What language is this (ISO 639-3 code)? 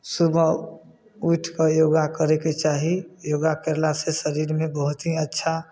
mai